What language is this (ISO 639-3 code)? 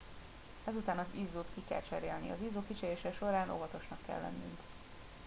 hun